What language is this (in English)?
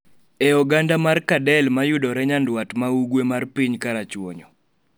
Luo (Kenya and Tanzania)